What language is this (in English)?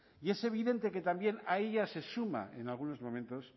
Spanish